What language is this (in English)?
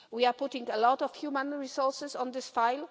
English